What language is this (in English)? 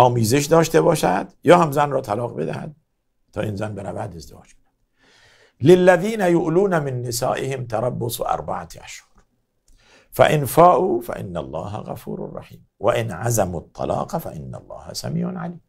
Persian